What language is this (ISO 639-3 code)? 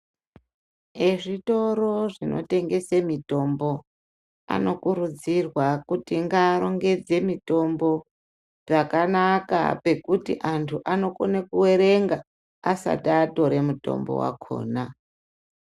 ndc